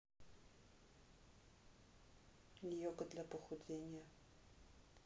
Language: Russian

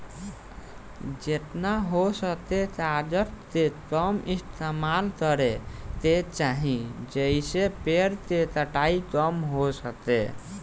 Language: Bhojpuri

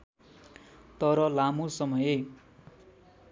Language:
Nepali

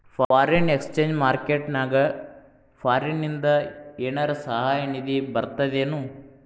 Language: Kannada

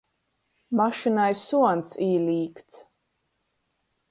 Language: Latgalian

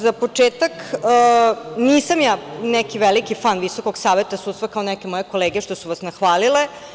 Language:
Serbian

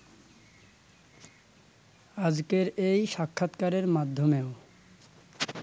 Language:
Bangla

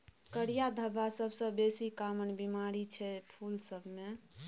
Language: Maithili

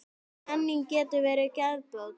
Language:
Icelandic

